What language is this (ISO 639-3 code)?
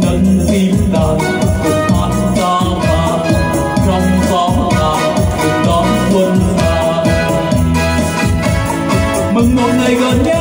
vie